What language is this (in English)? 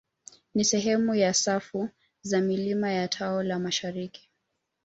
Swahili